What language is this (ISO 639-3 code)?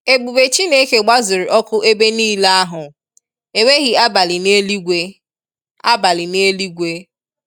ibo